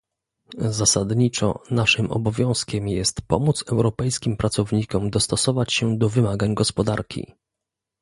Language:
Polish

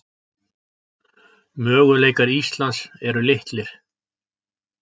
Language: Icelandic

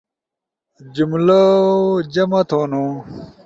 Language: Ushojo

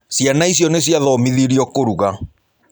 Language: Kikuyu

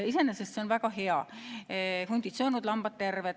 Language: Estonian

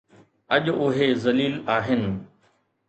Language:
Sindhi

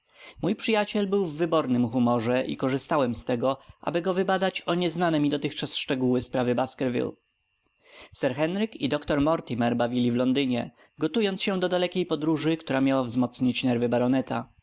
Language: Polish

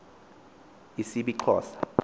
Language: Xhosa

